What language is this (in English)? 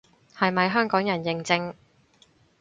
Cantonese